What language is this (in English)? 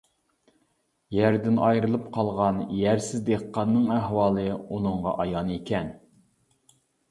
Uyghur